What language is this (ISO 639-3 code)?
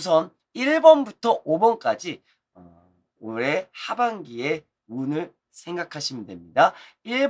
kor